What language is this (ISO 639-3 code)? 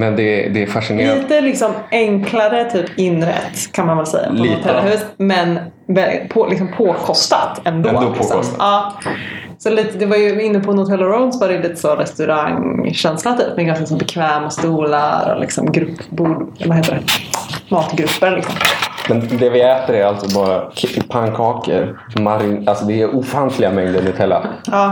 swe